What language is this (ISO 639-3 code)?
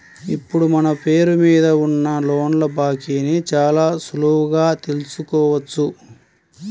tel